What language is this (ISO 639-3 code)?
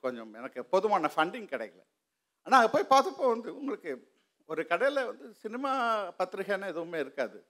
tam